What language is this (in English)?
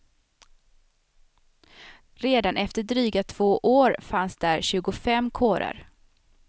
Swedish